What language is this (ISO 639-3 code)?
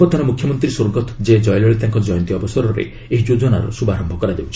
ori